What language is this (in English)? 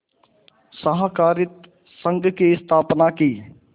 Hindi